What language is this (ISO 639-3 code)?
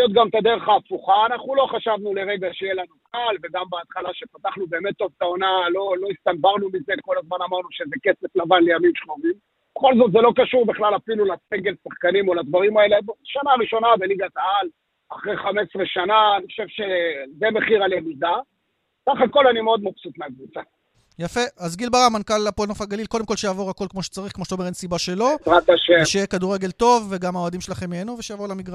heb